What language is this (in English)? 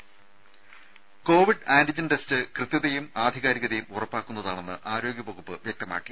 Malayalam